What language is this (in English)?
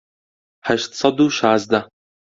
Central Kurdish